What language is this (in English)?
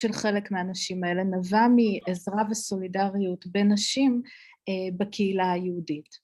Hebrew